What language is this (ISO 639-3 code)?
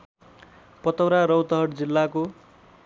nep